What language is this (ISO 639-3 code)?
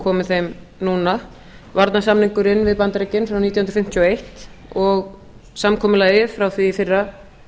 isl